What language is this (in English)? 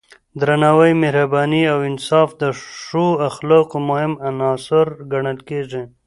Pashto